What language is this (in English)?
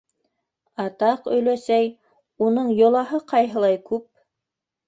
Bashkir